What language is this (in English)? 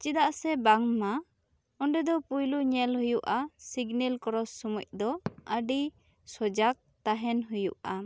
Santali